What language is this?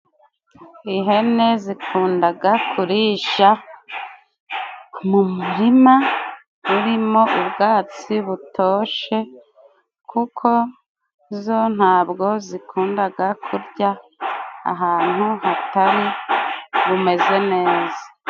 Kinyarwanda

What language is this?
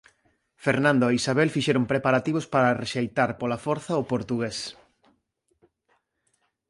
Galician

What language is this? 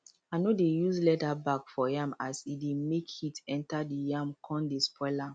Nigerian Pidgin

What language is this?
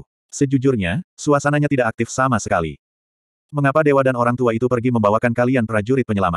Indonesian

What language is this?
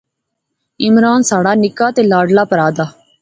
Pahari-Potwari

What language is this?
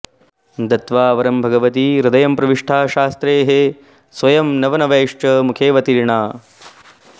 Sanskrit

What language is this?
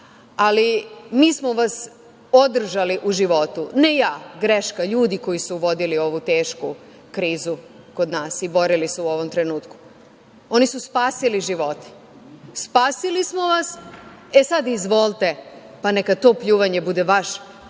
Serbian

